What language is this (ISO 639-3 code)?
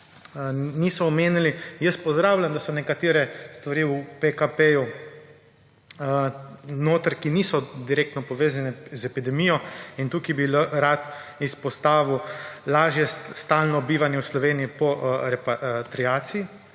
slv